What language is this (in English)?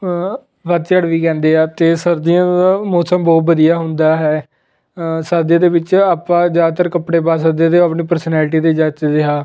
Punjabi